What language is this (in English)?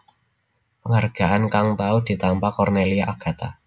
Javanese